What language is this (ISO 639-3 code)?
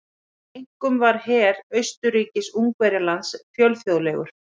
isl